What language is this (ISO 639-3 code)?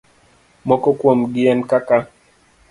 luo